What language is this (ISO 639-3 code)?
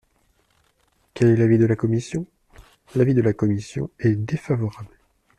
fra